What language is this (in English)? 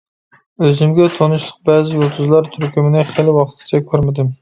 Uyghur